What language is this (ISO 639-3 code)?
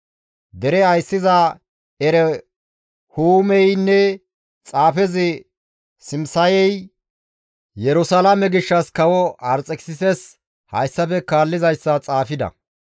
gmv